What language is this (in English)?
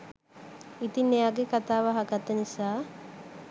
Sinhala